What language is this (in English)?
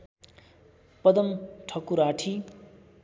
Nepali